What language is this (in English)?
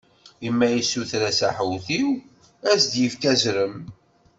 Kabyle